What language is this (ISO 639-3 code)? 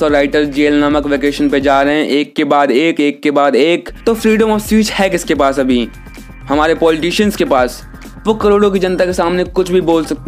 hin